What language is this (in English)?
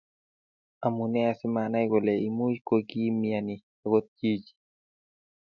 Kalenjin